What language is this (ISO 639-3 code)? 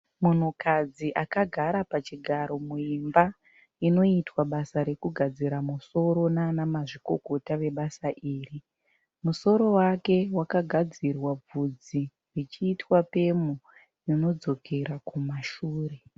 sna